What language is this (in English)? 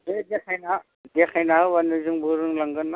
Bodo